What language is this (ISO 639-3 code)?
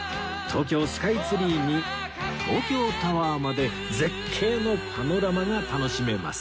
jpn